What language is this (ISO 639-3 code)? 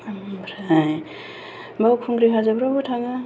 brx